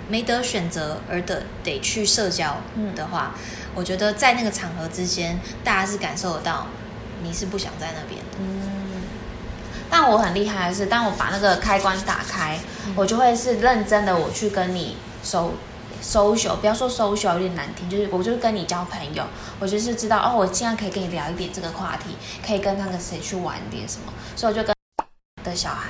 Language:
Chinese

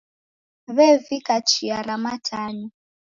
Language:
Taita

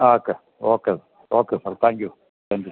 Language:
Malayalam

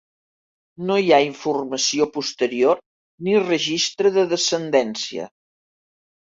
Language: Catalan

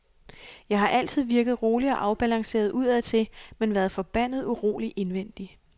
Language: Danish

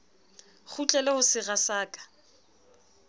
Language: Southern Sotho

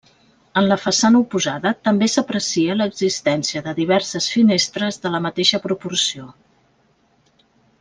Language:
Catalan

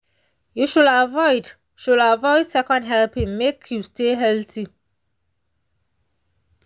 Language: Nigerian Pidgin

